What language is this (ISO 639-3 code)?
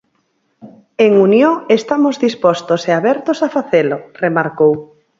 glg